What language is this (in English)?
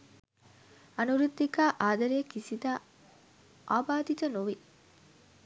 Sinhala